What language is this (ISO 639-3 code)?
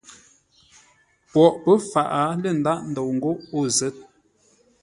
nla